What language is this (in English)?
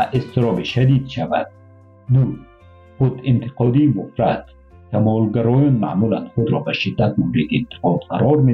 Persian